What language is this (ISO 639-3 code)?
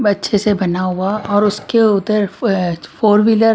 hin